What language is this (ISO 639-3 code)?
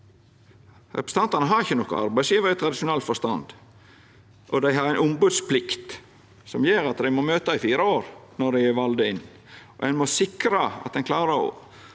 nor